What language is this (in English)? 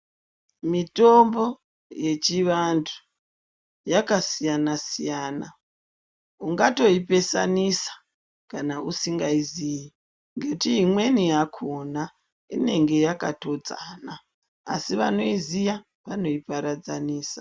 Ndau